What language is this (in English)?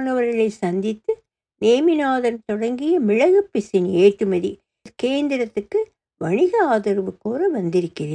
Tamil